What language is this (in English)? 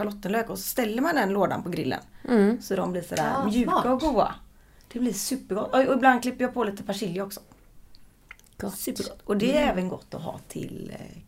Swedish